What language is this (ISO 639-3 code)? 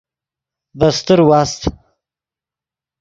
ydg